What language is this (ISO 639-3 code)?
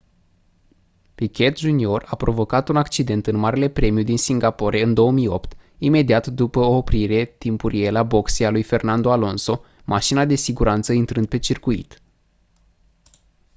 ron